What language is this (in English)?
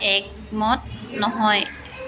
Assamese